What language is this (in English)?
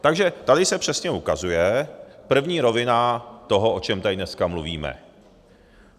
Czech